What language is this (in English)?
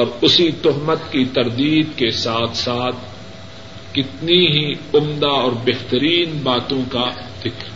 Urdu